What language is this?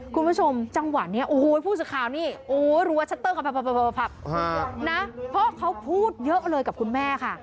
Thai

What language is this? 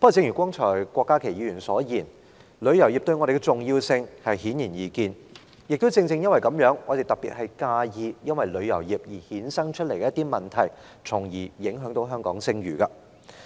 Cantonese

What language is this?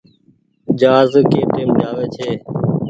Goaria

